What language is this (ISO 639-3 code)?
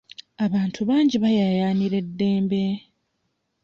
lug